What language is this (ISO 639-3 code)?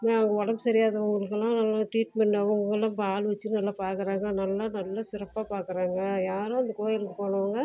tam